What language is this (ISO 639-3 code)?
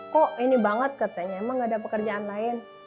ind